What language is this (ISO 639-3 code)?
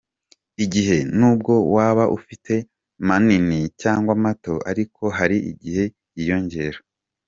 kin